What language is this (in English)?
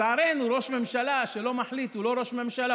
Hebrew